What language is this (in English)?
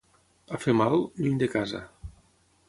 Catalan